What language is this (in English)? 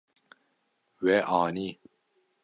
Kurdish